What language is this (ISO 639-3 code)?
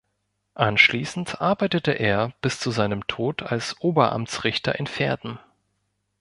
deu